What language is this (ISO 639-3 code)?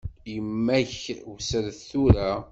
kab